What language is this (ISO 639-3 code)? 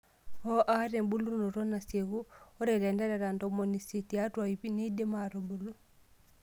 mas